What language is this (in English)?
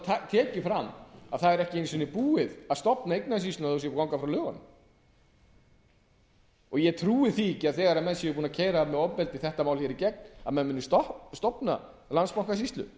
Icelandic